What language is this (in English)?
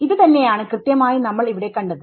Malayalam